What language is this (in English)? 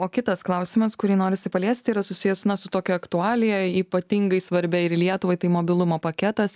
Lithuanian